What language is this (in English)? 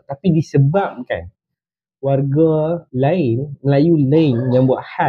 Malay